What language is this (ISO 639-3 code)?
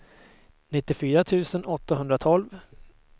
swe